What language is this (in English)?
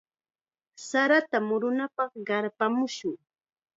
Chiquián Ancash Quechua